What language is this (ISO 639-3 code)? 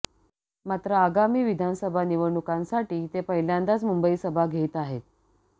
mar